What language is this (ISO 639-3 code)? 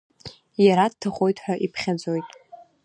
abk